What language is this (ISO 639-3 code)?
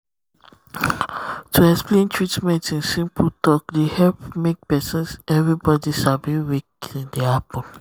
pcm